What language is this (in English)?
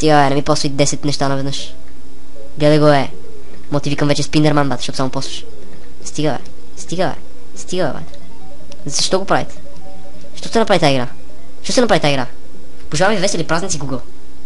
Romanian